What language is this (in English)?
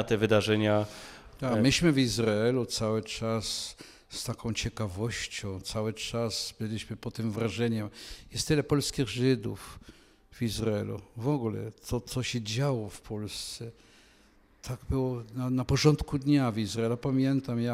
Polish